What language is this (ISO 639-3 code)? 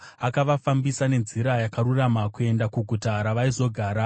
sna